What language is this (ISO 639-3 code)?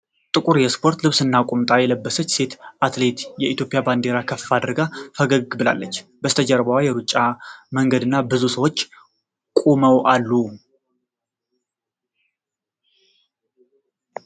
amh